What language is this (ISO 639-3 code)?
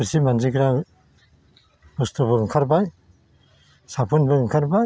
brx